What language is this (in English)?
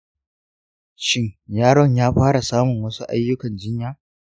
Hausa